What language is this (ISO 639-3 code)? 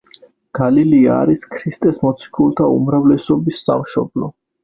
kat